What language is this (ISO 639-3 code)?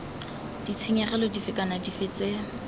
tsn